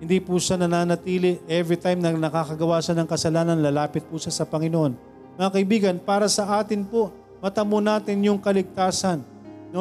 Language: Filipino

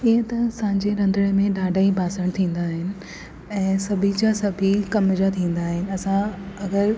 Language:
Sindhi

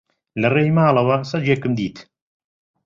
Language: Central Kurdish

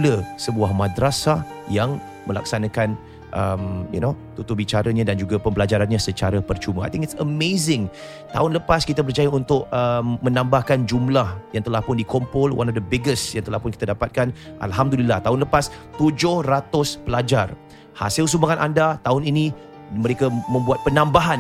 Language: Malay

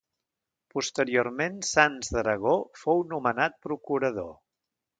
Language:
Catalan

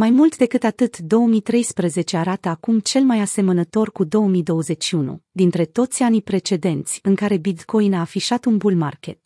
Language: Romanian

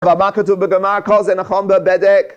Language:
Hebrew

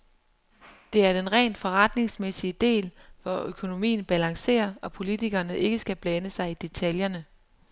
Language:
Danish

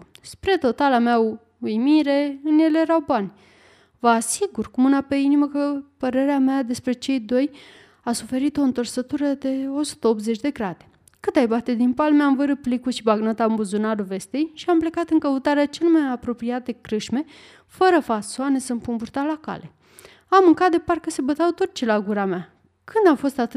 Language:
Romanian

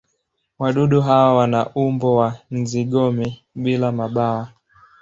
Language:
Swahili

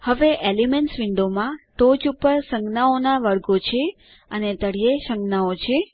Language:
Gujarati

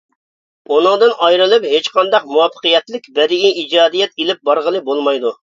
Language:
Uyghur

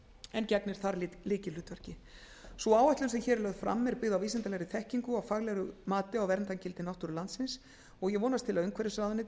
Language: Icelandic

